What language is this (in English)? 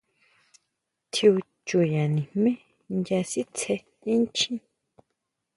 Huautla Mazatec